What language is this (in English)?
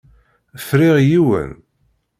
Kabyle